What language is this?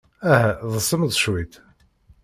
Kabyle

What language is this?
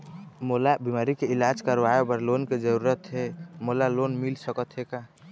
Chhattisgarhi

